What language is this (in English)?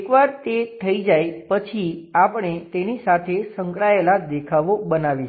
Gujarati